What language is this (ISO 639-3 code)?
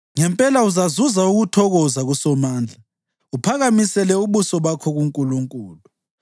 nde